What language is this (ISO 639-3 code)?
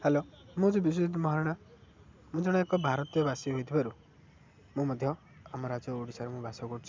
ori